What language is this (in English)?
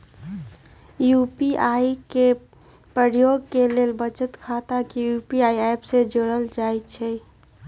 Magahi